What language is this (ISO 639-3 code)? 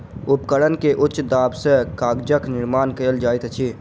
mai